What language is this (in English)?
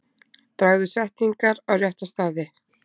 Icelandic